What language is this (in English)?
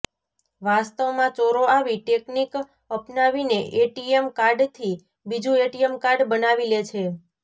Gujarati